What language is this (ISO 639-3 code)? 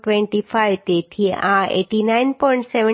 guj